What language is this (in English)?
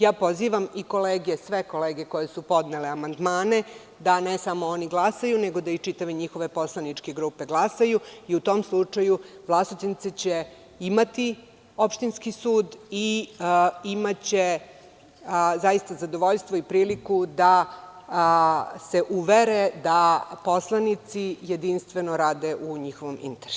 Serbian